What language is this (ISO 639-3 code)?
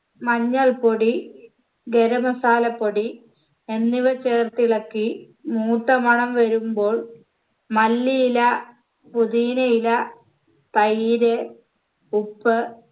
mal